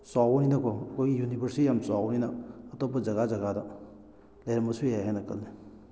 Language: Manipuri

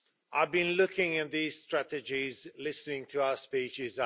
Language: English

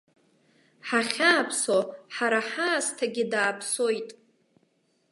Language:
Abkhazian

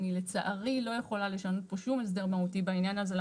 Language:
Hebrew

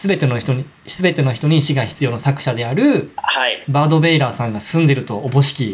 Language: Japanese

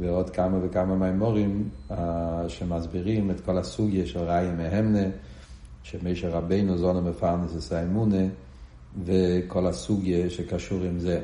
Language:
Hebrew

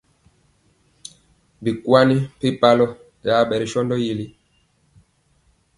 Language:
Mpiemo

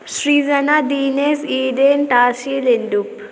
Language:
Nepali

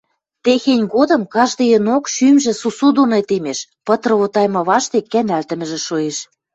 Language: Western Mari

